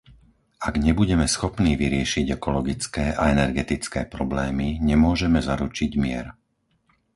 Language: Slovak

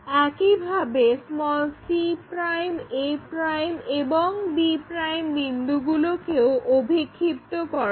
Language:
Bangla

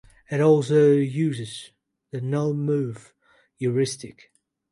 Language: English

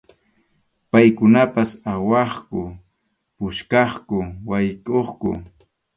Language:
Arequipa-La Unión Quechua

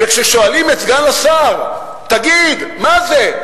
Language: Hebrew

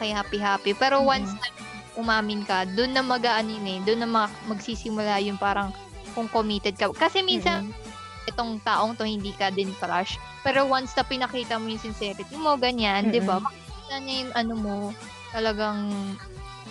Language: Filipino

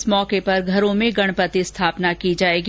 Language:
Hindi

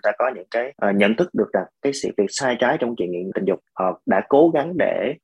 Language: Vietnamese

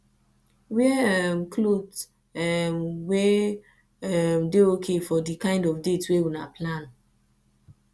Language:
Nigerian Pidgin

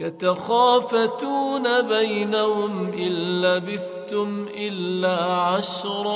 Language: Arabic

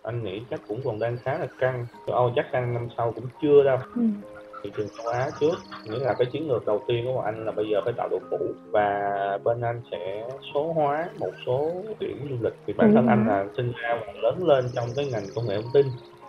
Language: Vietnamese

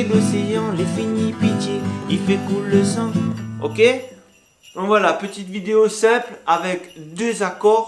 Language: French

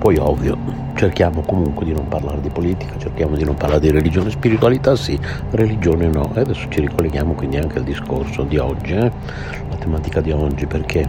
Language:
Italian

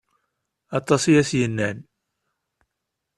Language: Kabyle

